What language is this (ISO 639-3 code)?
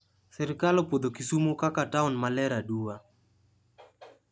luo